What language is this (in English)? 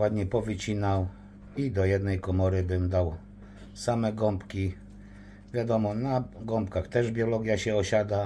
Polish